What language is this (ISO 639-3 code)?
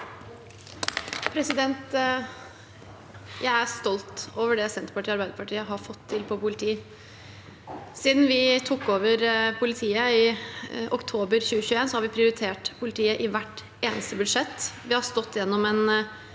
nor